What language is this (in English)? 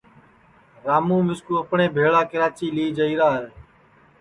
Sansi